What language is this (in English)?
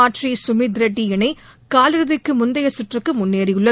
Tamil